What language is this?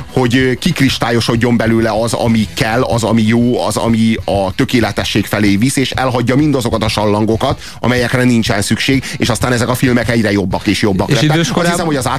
Hungarian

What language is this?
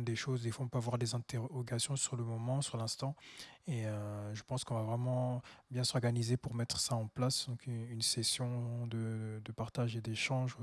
French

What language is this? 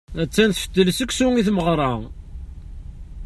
Kabyle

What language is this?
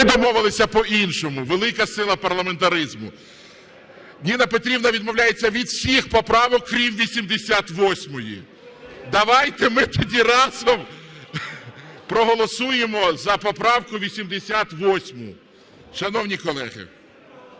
Ukrainian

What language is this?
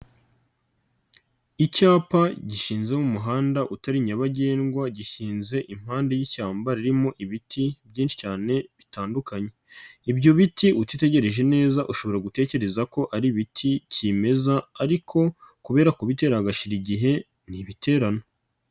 Kinyarwanda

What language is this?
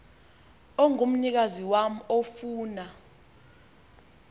Xhosa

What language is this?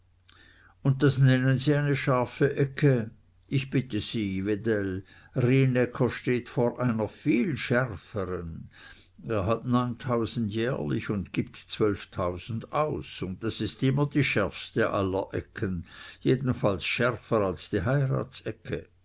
German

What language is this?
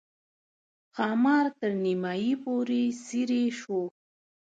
Pashto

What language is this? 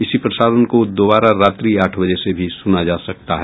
Hindi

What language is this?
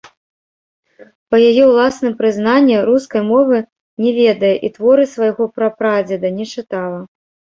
Belarusian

